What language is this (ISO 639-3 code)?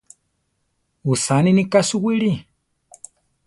tar